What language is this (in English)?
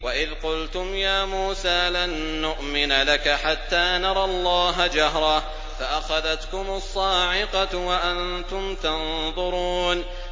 Arabic